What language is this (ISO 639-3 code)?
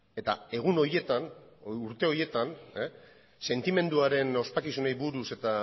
eus